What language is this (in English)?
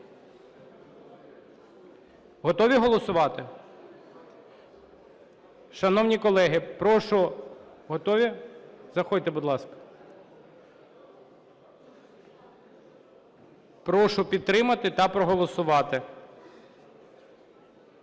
Ukrainian